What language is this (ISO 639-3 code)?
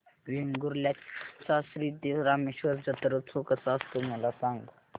mar